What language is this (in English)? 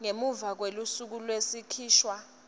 Swati